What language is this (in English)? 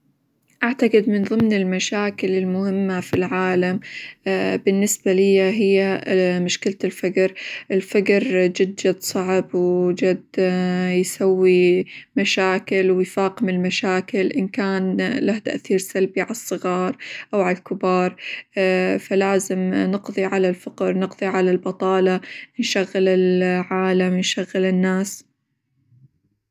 Hijazi Arabic